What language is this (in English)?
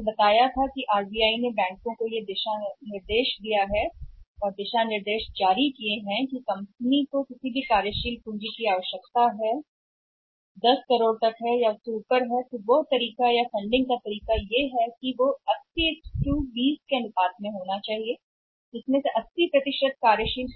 Hindi